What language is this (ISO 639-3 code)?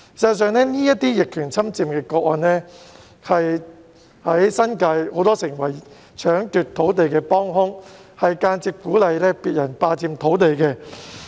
yue